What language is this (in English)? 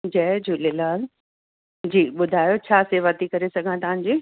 Sindhi